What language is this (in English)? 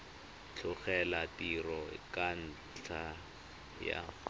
Tswana